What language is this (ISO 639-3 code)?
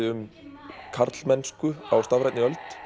isl